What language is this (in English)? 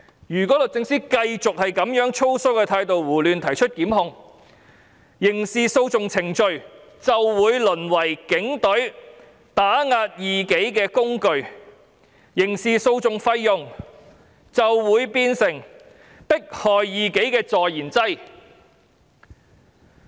Cantonese